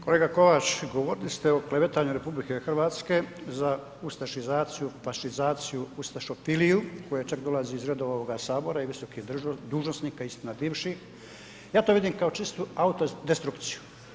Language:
Croatian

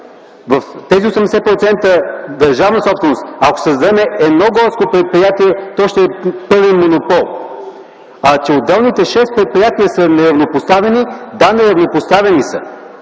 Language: Bulgarian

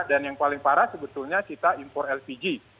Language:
Indonesian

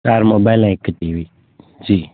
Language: Sindhi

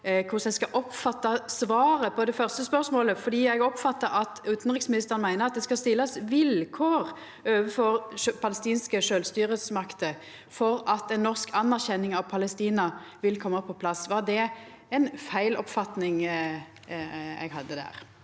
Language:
Norwegian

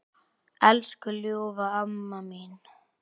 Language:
Icelandic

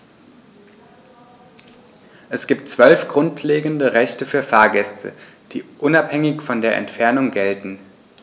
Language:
German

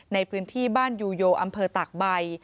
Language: Thai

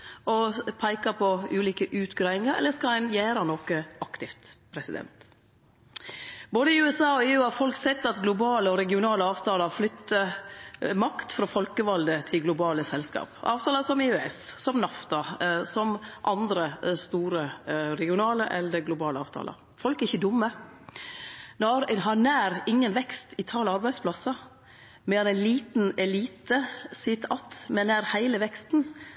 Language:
Norwegian Nynorsk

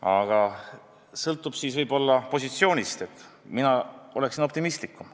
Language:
Estonian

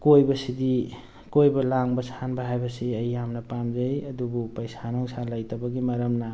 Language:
Manipuri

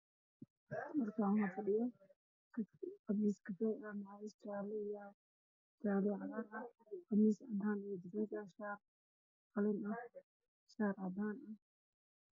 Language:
Somali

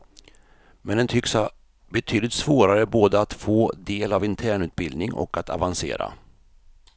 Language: Swedish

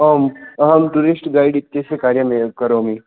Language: Sanskrit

